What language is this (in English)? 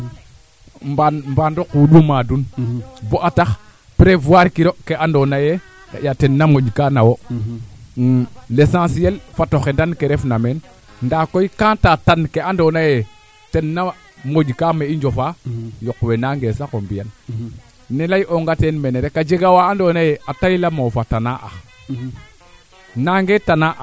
Serer